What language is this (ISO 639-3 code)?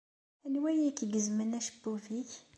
kab